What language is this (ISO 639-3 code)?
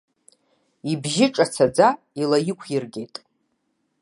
abk